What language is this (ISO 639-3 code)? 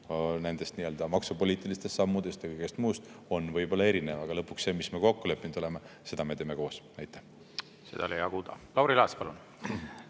est